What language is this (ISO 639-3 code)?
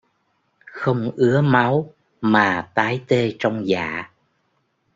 vie